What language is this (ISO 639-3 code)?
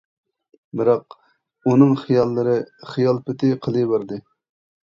uig